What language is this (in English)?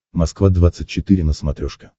Russian